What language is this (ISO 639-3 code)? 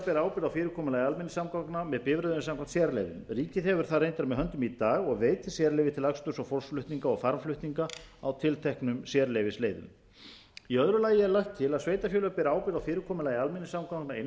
isl